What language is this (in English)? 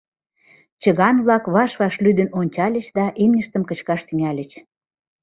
Mari